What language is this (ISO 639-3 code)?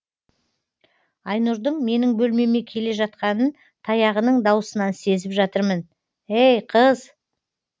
kaz